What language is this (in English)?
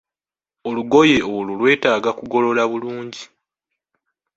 Ganda